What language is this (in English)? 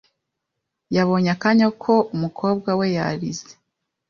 Kinyarwanda